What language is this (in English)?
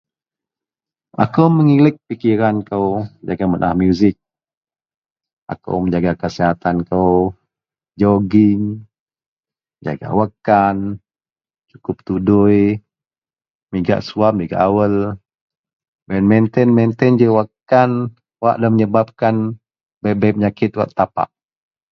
Central Melanau